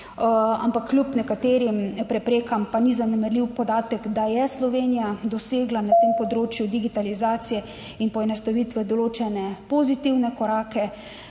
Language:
Slovenian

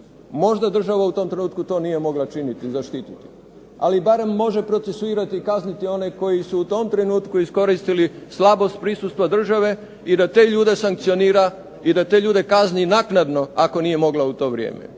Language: Croatian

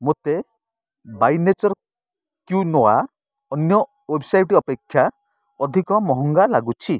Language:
Odia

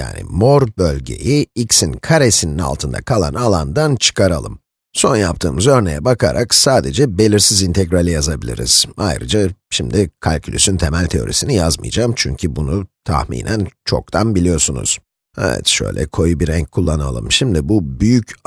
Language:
Turkish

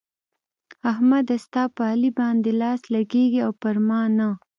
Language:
Pashto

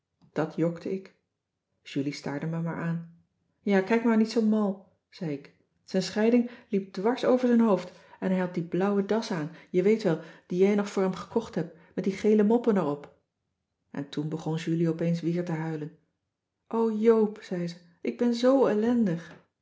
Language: Dutch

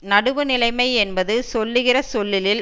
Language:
Tamil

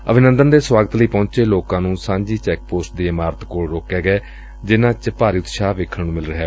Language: Punjabi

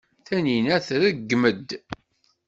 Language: Kabyle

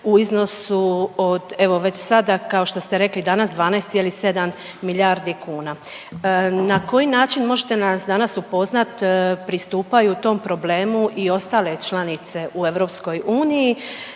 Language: Croatian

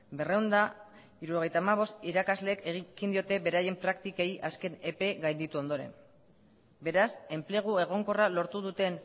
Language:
Basque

